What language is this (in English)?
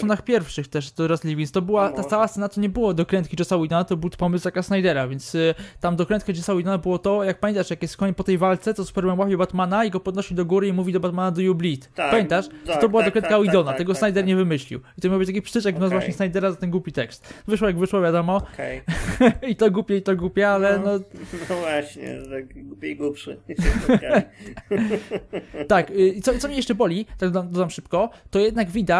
Polish